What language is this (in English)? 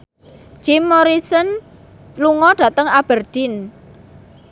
Javanese